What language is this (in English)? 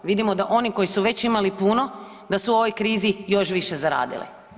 Croatian